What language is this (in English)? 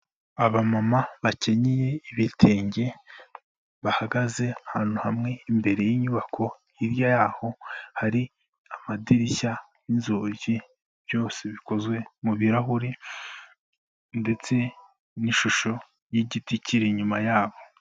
Kinyarwanda